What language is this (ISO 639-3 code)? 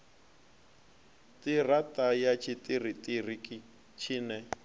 ven